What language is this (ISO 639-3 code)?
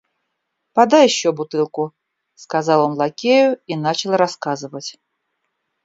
rus